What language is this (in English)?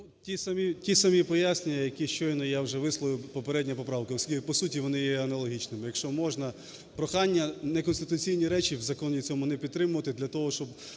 Ukrainian